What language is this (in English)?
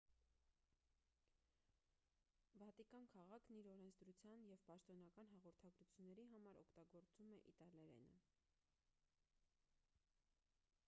Armenian